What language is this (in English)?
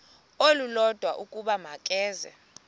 Xhosa